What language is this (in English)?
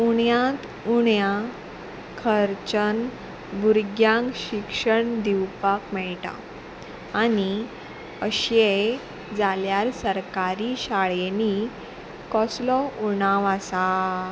Konkani